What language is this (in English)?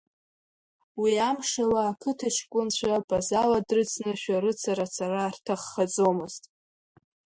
Abkhazian